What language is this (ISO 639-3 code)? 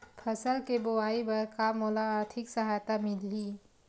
hne